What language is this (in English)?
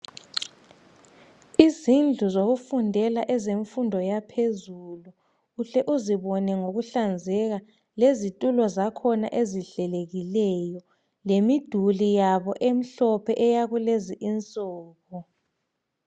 North Ndebele